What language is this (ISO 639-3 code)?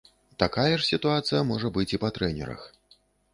bel